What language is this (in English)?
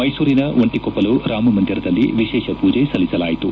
Kannada